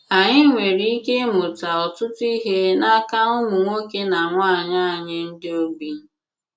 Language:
Igbo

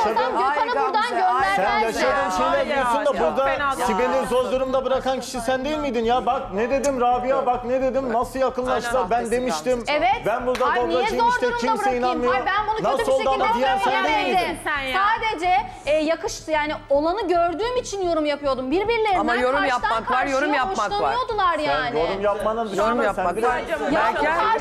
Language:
Turkish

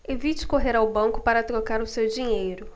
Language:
Portuguese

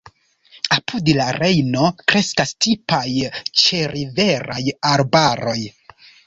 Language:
Esperanto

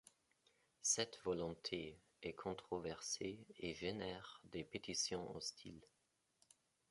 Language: French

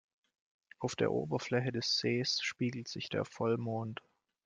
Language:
German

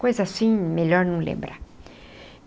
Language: Portuguese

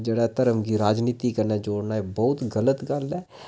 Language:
Dogri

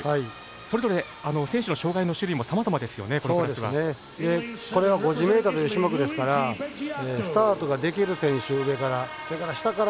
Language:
Japanese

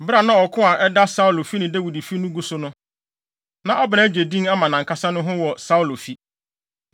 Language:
Akan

